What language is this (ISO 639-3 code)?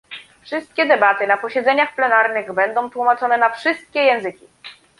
pol